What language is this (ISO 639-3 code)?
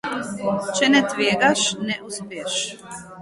slv